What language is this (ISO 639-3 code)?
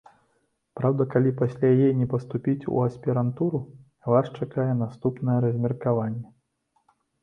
bel